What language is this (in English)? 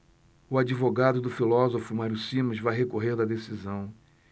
Portuguese